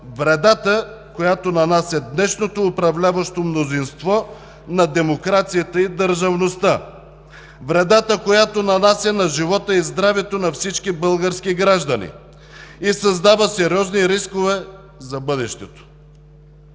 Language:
Bulgarian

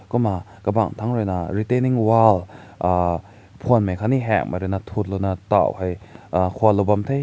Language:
Rongmei Naga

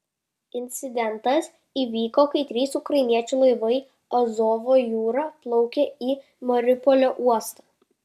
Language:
Lithuanian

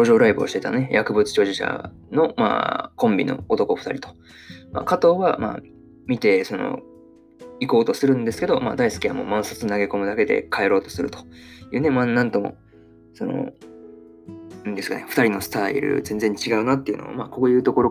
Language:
Japanese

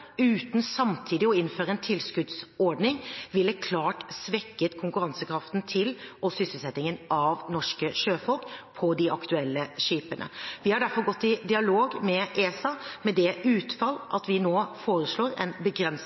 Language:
Norwegian Bokmål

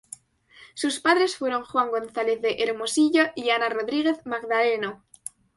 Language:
Spanish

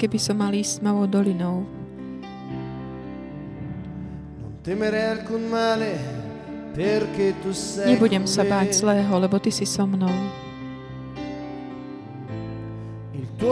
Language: Slovak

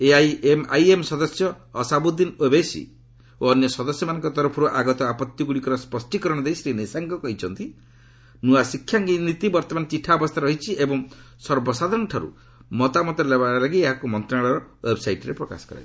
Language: Odia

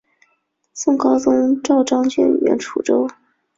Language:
Chinese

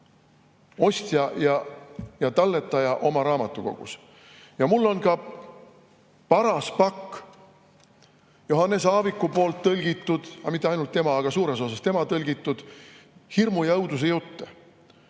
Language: Estonian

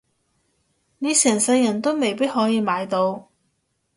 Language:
Cantonese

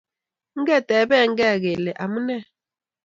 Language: Kalenjin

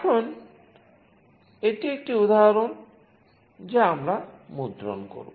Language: Bangla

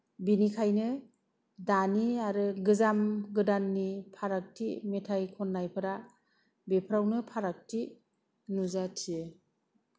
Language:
Bodo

